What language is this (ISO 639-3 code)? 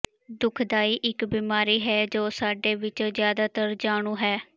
pan